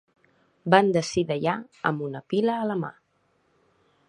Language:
Catalan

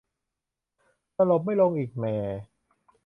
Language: Thai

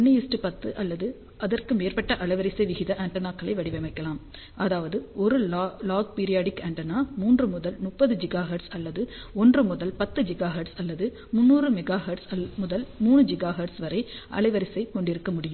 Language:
Tamil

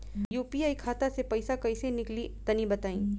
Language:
Bhojpuri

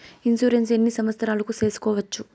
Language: Telugu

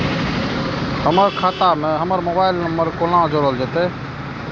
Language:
Maithili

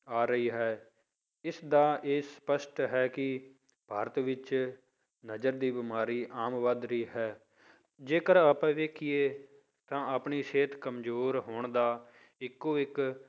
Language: Punjabi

